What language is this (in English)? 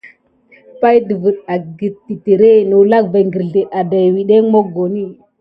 Gidar